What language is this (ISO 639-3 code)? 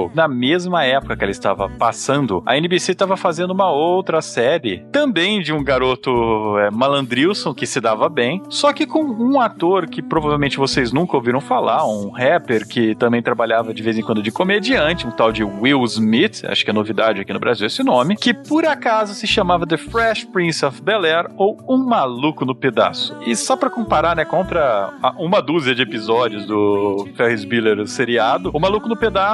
por